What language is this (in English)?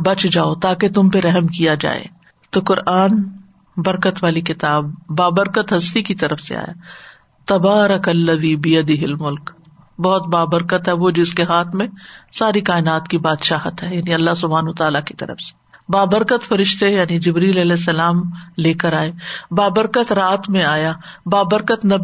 Urdu